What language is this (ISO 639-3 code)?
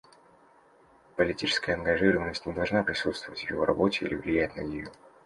rus